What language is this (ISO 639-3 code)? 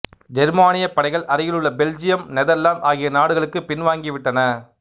tam